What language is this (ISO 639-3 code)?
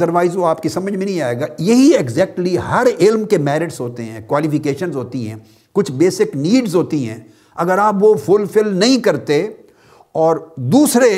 urd